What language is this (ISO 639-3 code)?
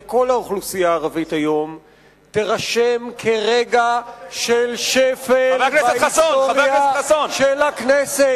heb